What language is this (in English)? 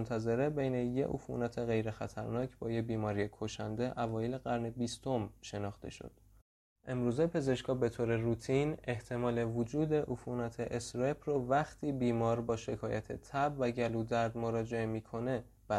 Persian